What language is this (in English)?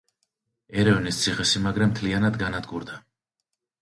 Georgian